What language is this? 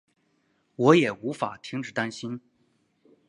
Chinese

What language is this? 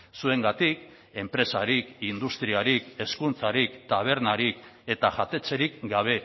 Basque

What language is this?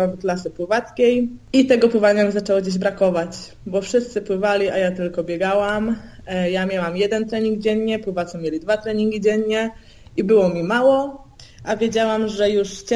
Polish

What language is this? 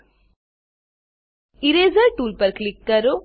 Gujarati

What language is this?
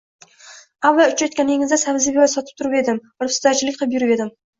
Uzbek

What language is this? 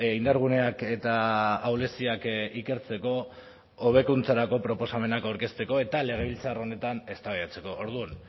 Basque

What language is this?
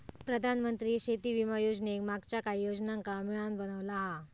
Marathi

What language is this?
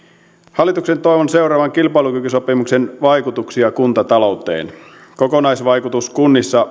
Finnish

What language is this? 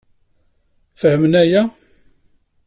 Kabyle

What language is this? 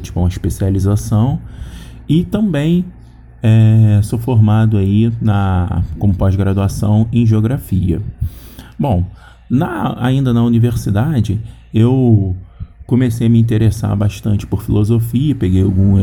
Portuguese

